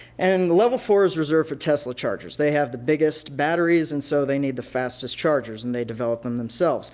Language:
English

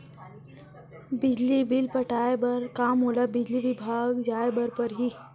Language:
Chhattisgarhi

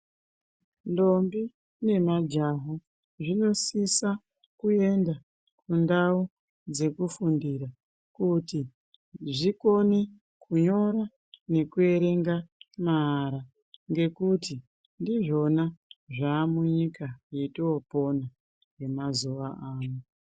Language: Ndau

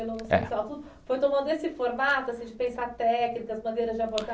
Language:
Portuguese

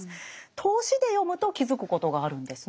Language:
Japanese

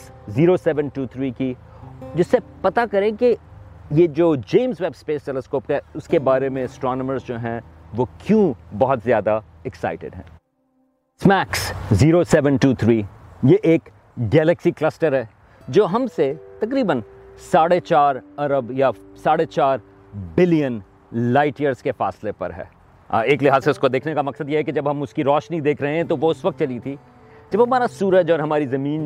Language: Urdu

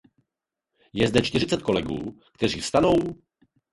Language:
Czech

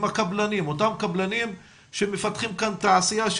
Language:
Hebrew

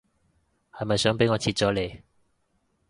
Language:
Cantonese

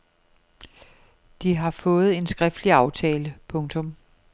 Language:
Danish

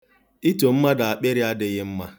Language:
Igbo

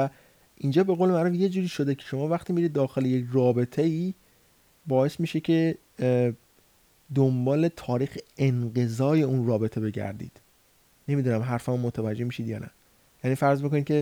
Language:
Persian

